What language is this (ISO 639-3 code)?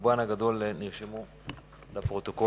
heb